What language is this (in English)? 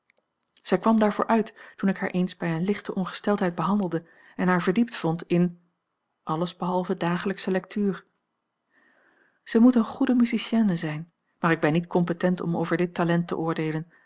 Dutch